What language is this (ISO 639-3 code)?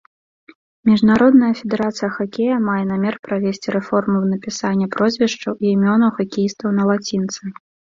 bel